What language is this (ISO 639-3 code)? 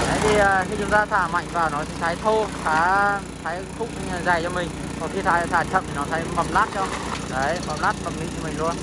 vie